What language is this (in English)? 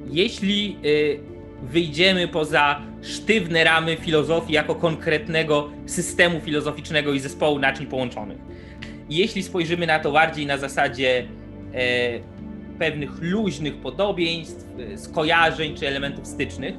Polish